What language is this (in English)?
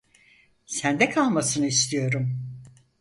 Turkish